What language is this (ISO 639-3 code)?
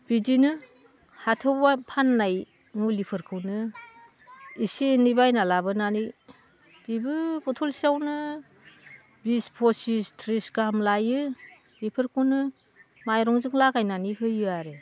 brx